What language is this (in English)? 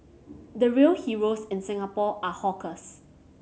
English